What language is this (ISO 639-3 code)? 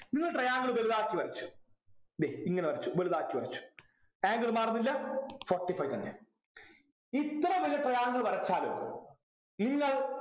mal